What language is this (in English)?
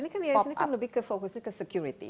Indonesian